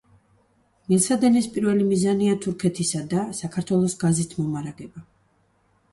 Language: Georgian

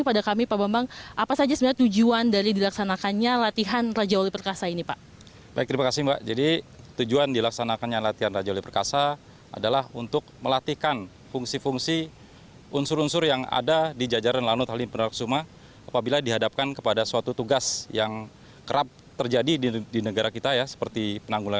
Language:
Indonesian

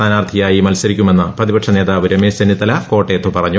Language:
Malayalam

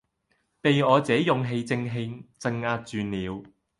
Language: Cantonese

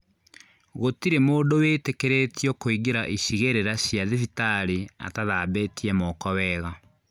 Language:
Kikuyu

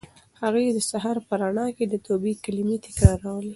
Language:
Pashto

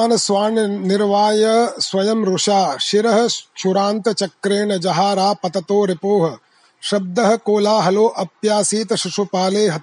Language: Hindi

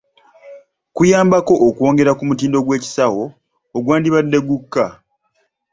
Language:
Ganda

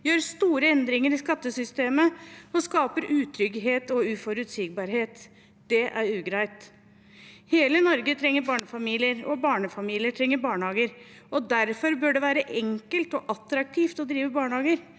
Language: Norwegian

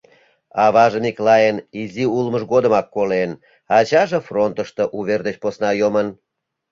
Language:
Mari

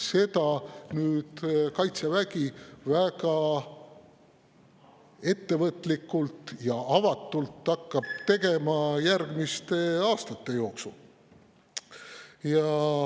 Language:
Estonian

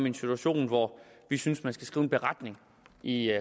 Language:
Danish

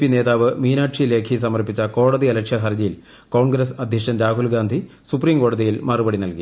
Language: Malayalam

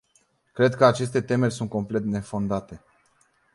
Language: Romanian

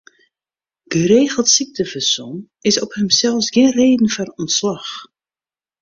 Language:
Western Frisian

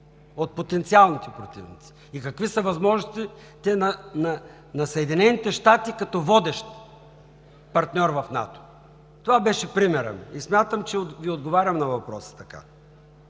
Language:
Bulgarian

